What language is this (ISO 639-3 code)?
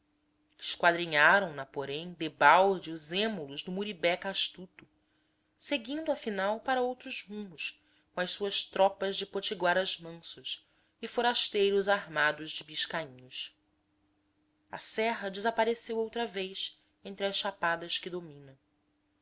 por